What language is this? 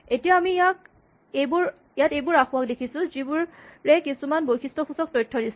Assamese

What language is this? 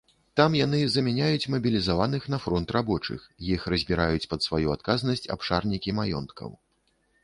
Belarusian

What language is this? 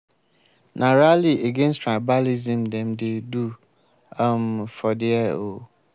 Nigerian Pidgin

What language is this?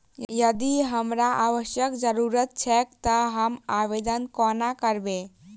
Maithili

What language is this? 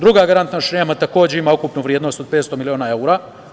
Serbian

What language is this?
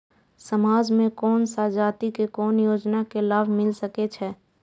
Maithili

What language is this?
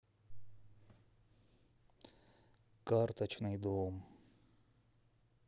Russian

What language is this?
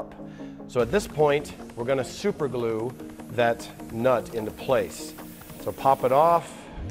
English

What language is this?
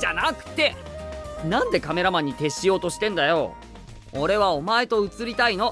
Japanese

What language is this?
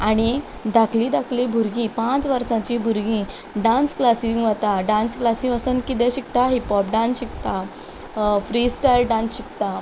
Konkani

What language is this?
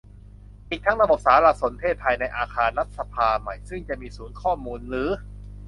Thai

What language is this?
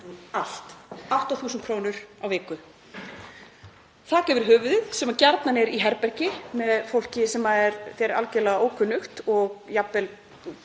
Icelandic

